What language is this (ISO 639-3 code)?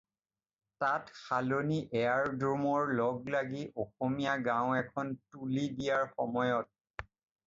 asm